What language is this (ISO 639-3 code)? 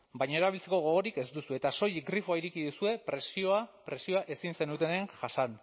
eus